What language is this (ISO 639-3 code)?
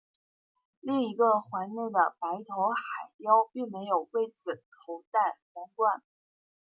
zho